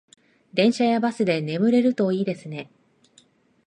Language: Japanese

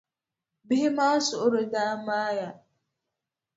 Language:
Dagbani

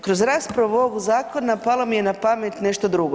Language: Croatian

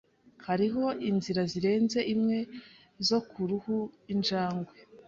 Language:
Kinyarwanda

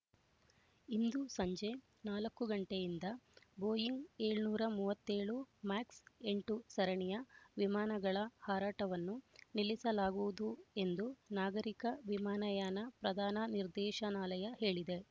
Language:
Kannada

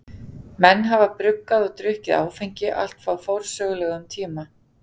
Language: Icelandic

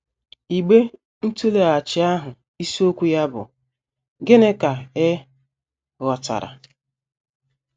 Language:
Igbo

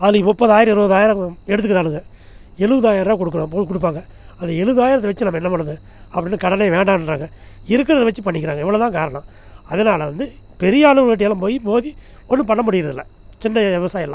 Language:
Tamil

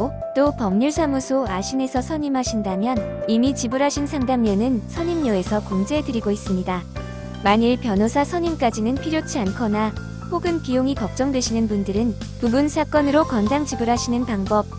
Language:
Korean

